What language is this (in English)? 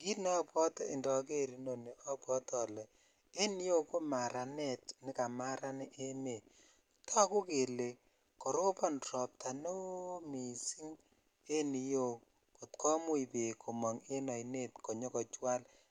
Kalenjin